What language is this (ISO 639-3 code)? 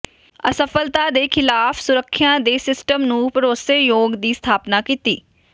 pan